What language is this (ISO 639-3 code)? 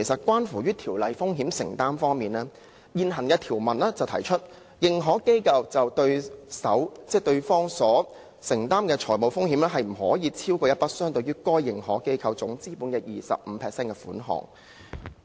yue